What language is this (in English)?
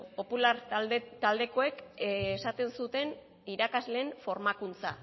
Basque